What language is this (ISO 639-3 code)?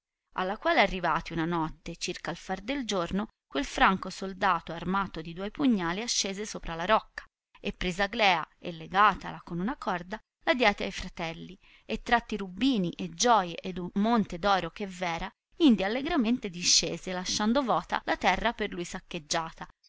ita